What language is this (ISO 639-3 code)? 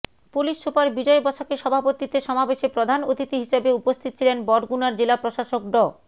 ben